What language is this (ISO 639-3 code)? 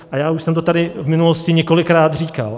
ces